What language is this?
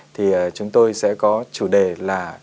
Vietnamese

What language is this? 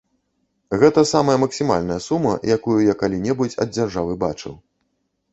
Belarusian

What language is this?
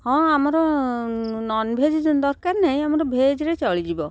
Odia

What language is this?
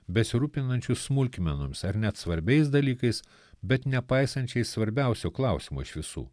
Lithuanian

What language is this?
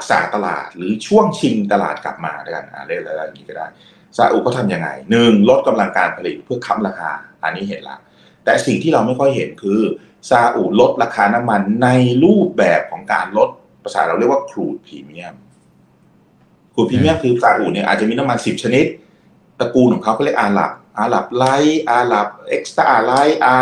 Thai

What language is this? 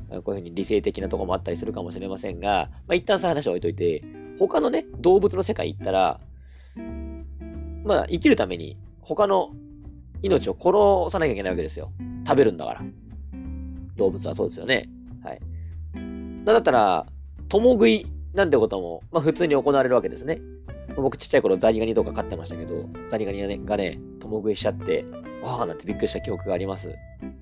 Japanese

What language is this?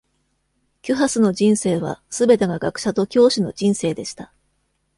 Japanese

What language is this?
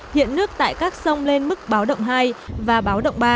Vietnamese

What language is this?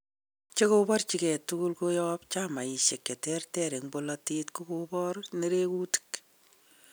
Kalenjin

